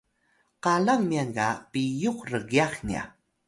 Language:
Atayal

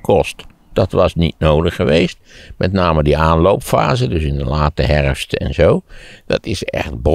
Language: Dutch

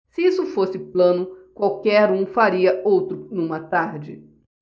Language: Portuguese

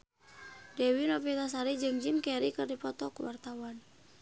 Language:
Sundanese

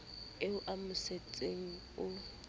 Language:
Southern Sotho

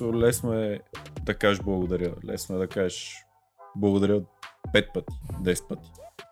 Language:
Bulgarian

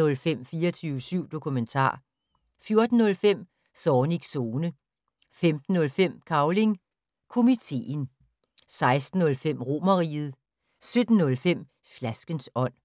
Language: Danish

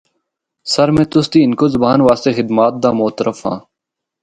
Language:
Northern Hindko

